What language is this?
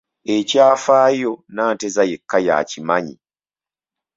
Ganda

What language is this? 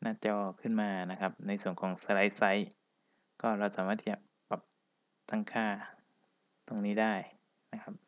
Thai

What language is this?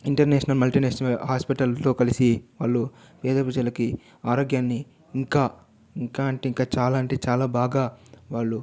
Telugu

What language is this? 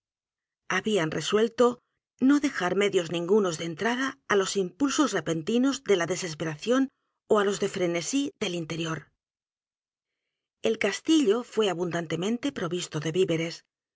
Spanish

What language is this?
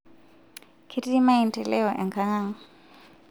Masai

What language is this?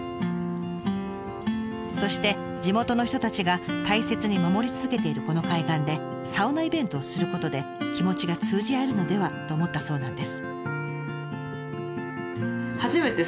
Japanese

